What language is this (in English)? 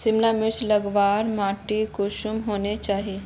Magahi